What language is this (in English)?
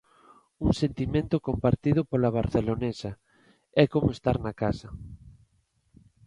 Galician